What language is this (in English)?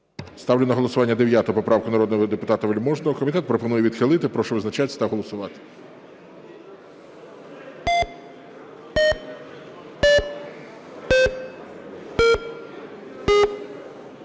Ukrainian